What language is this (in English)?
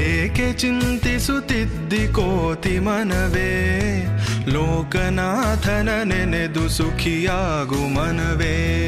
Kannada